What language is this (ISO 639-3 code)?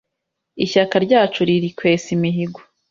kin